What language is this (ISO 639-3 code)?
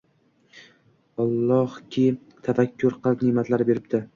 uzb